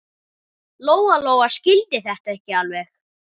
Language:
Icelandic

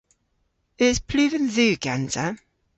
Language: Cornish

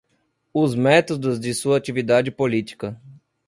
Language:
Portuguese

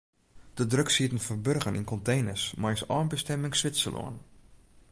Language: Western Frisian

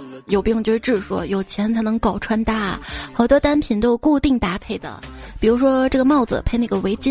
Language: Chinese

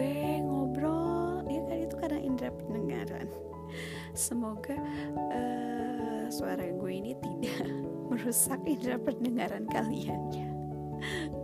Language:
Indonesian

